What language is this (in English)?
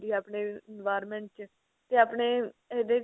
Punjabi